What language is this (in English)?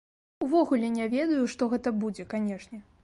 Belarusian